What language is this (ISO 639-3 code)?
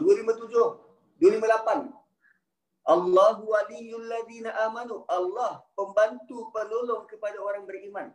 msa